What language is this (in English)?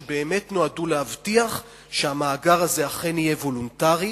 Hebrew